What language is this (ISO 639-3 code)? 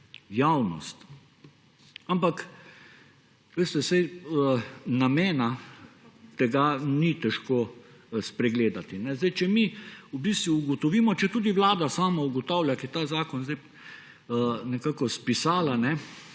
slv